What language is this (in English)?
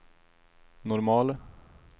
Swedish